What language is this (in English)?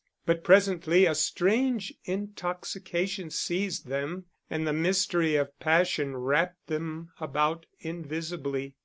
English